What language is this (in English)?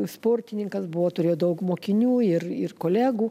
Lithuanian